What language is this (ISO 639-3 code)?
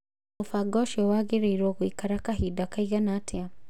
kik